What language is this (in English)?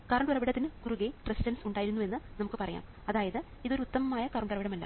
Malayalam